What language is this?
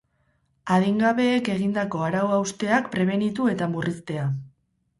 Basque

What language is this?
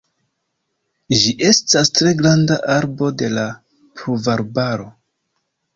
Esperanto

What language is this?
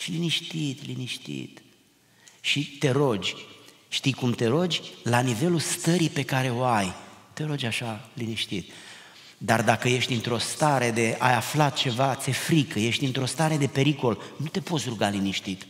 Romanian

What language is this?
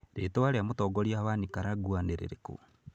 Kikuyu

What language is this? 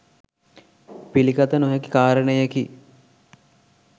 Sinhala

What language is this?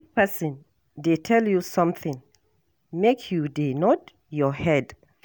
Nigerian Pidgin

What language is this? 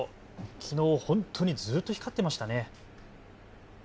Japanese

